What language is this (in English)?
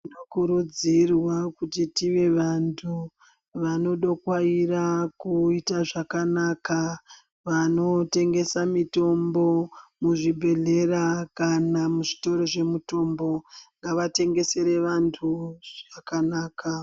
Ndau